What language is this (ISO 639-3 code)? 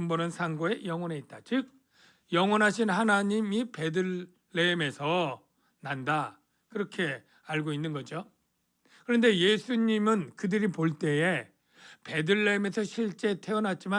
kor